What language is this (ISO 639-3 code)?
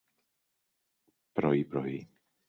ell